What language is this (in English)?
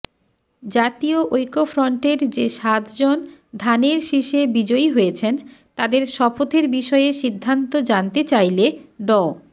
Bangla